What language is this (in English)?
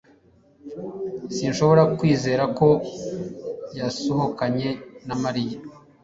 Kinyarwanda